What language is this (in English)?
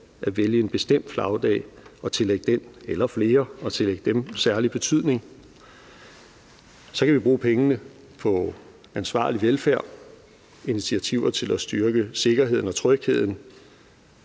Danish